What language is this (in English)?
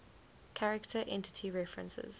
English